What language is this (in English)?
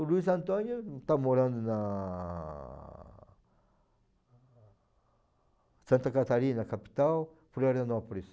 Portuguese